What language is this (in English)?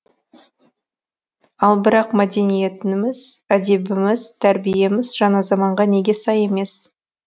Kazakh